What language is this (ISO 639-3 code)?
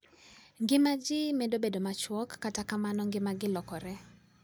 luo